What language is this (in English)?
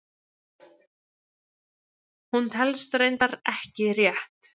Icelandic